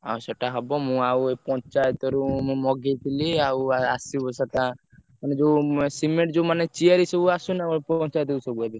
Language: Odia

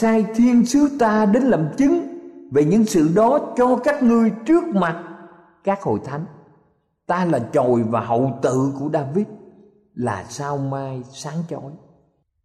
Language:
Vietnamese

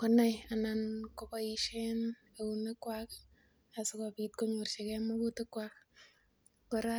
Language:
Kalenjin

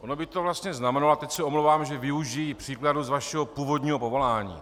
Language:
Czech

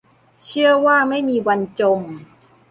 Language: Thai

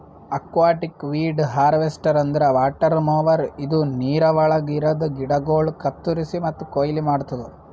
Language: Kannada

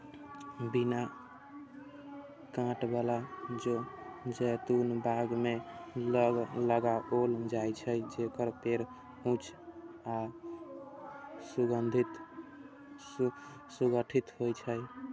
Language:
Maithili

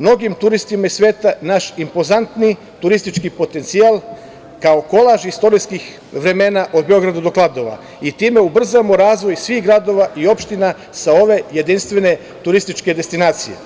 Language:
Serbian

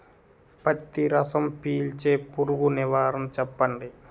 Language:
Telugu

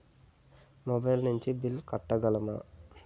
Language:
Telugu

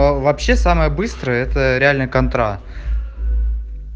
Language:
Russian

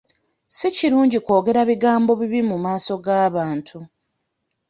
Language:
Ganda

